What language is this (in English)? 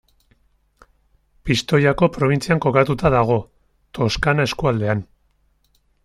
Basque